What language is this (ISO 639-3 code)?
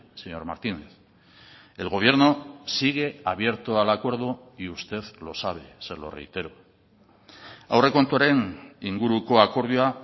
spa